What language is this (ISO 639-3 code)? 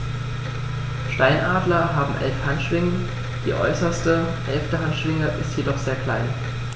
deu